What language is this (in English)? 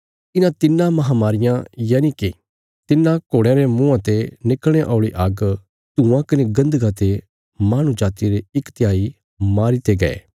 Bilaspuri